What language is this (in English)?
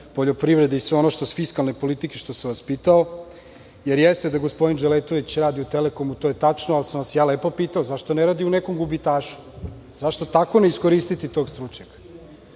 Serbian